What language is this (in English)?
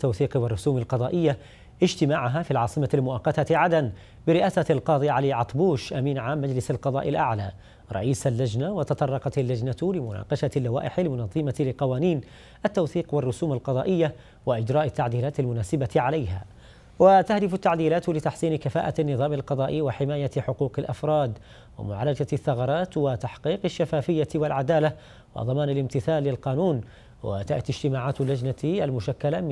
Arabic